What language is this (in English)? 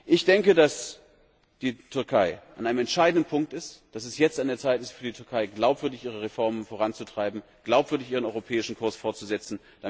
German